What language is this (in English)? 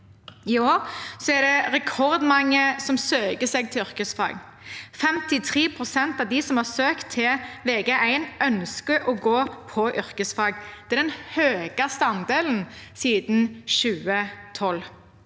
Norwegian